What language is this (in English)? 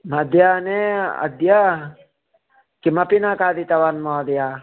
Sanskrit